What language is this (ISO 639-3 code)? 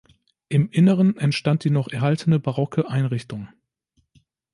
deu